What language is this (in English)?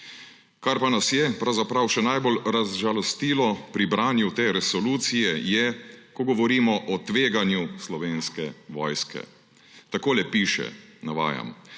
Slovenian